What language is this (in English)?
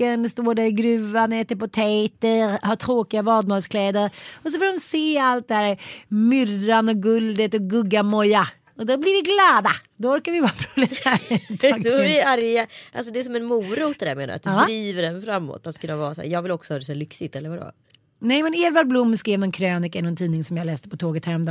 Swedish